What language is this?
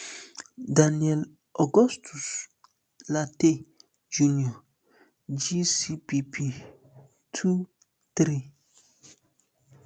Nigerian Pidgin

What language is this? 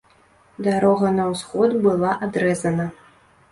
Belarusian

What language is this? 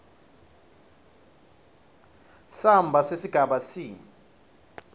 Swati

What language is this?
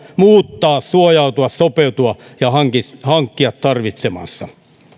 Finnish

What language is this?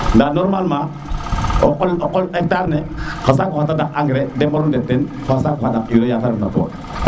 Serer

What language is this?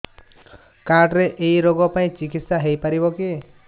Odia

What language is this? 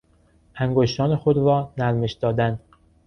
Persian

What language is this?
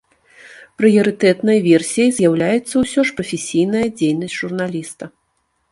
Belarusian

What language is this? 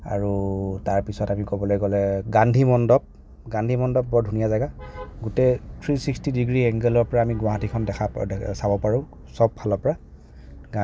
Assamese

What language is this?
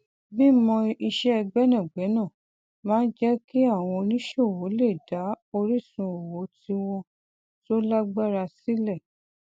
Yoruba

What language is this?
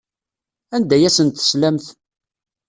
Kabyle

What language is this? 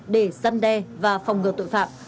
Vietnamese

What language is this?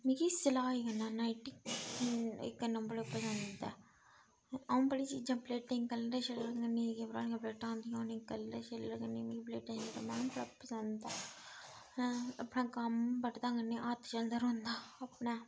Dogri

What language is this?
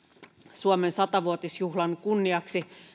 Finnish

